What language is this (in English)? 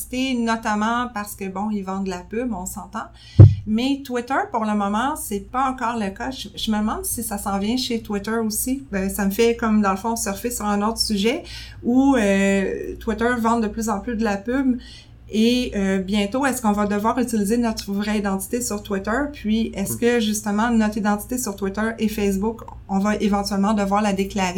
French